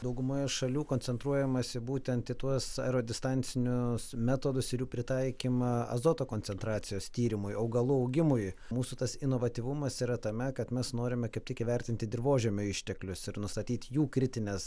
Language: Lithuanian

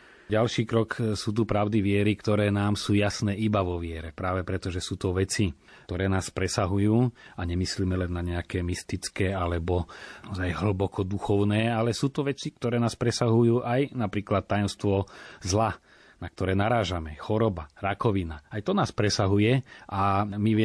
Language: Slovak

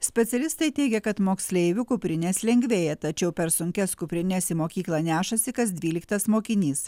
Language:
Lithuanian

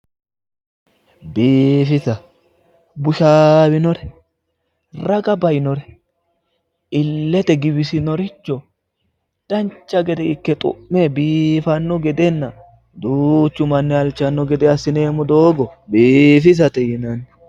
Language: Sidamo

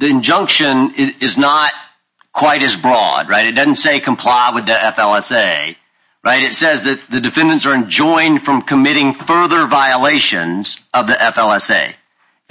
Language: English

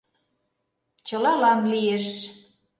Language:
Mari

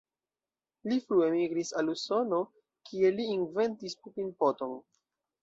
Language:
Esperanto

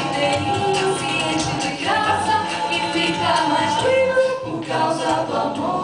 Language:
Ukrainian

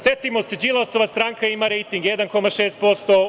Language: Serbian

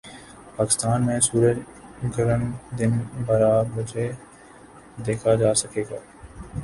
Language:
Urdu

